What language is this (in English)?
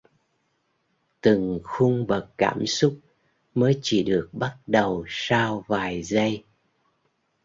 Vietnamese